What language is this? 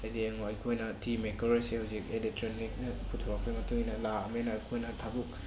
Manipuri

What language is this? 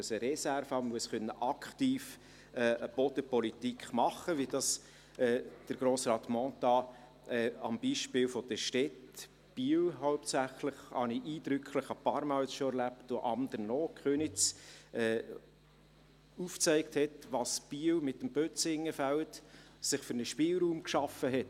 Swiss German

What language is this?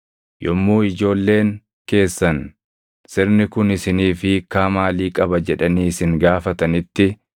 Oromo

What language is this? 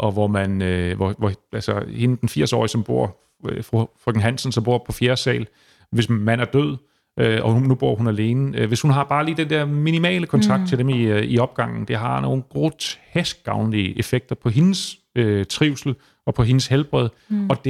Danish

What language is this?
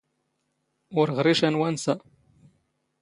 Standard Moroccan Tamazight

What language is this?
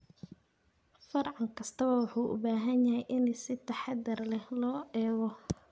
Somali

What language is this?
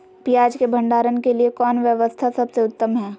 Magahi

